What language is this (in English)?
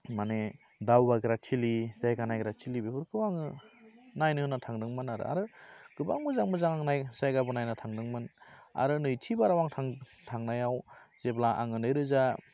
Bodo